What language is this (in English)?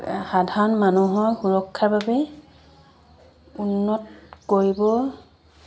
Assamese